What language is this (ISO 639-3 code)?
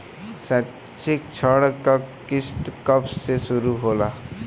bho